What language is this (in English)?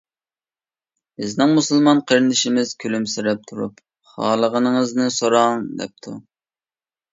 Uyghur